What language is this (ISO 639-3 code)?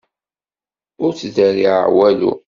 kab